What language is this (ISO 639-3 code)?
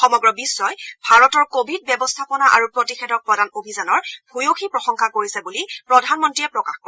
asm